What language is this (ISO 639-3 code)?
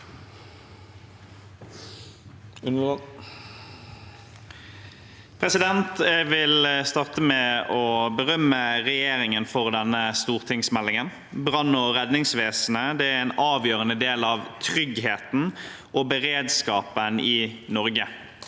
nor